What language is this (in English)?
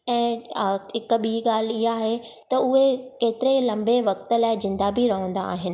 Sindhi